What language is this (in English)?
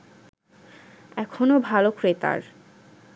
Bangla